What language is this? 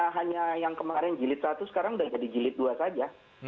Indonesian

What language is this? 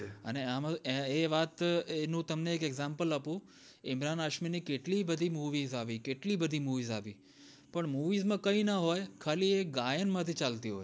Gujarati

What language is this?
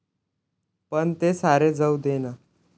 Marathi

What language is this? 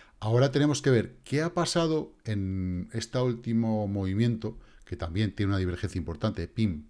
Spanish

